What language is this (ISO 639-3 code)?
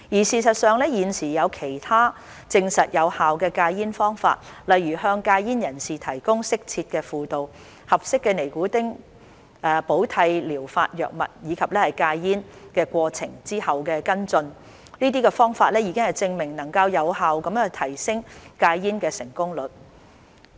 yue